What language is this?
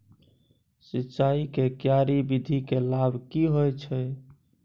Maithili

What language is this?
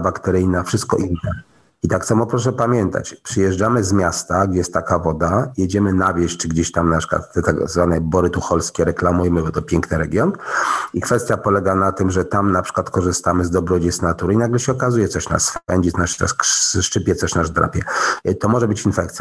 Polish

